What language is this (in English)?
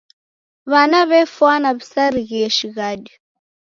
Taita